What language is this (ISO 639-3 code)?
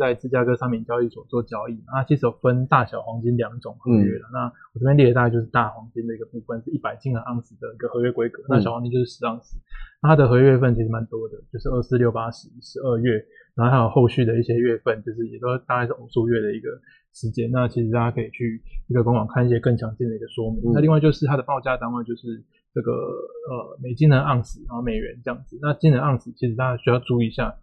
zho